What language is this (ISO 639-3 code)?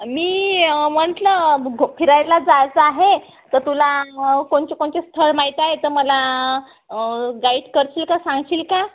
mar